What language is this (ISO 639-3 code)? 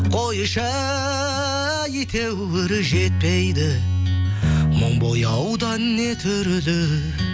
kaz